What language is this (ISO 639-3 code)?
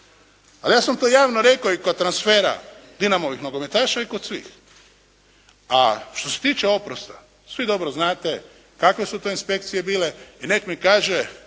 hrv